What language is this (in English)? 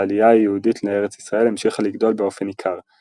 Hebrew